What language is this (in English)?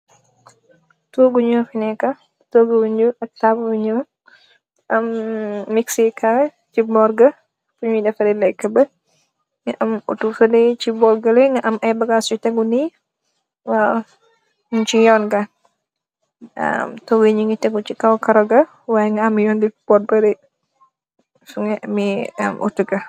Wolof